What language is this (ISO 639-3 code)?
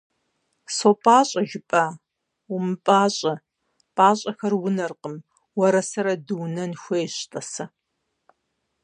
kbd